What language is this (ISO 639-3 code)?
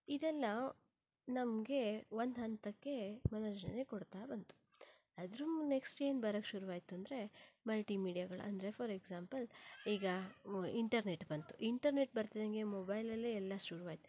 kan